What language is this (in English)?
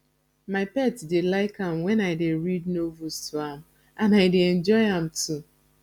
Nigerian Pidgin